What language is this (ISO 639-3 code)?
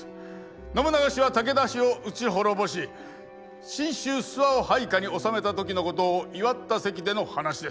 jpn